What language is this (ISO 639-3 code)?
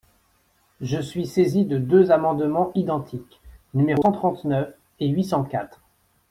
fra